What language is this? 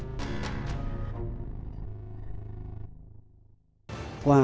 Vietnamese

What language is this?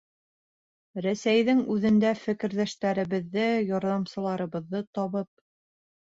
Bashkir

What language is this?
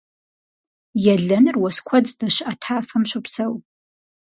Kabardian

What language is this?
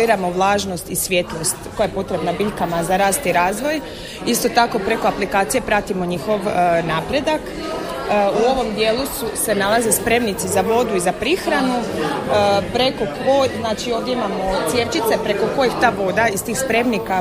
Croatian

